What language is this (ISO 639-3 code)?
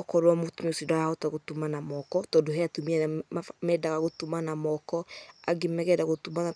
kik